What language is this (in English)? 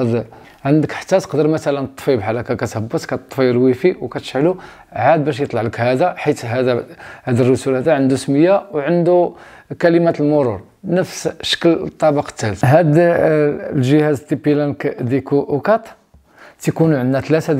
Arabic